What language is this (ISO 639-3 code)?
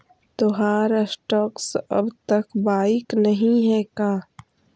mag